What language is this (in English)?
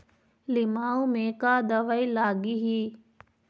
Chhattisgarhi